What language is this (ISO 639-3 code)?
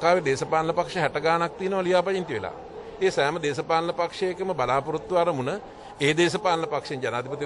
ind